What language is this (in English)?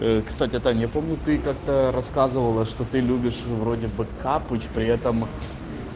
Russian